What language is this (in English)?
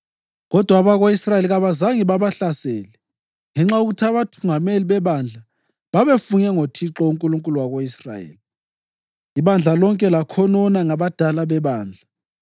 North Ndebele